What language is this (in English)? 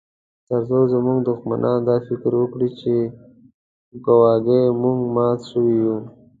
Pashto